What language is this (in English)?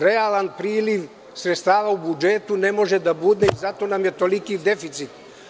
Serbian